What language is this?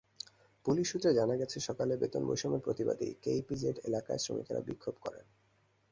Bangla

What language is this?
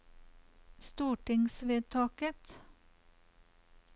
Norwegian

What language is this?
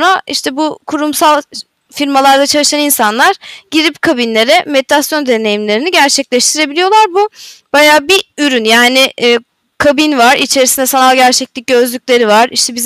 Turkish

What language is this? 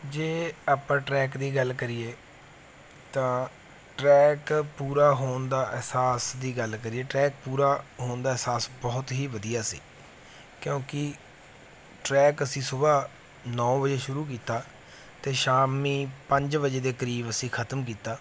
Punjabi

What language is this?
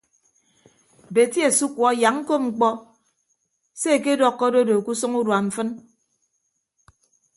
Ibibio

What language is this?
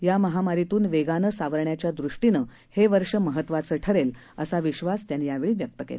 Marathi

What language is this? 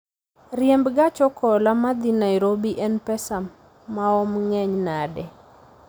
Luo (Kenya and Tanzania)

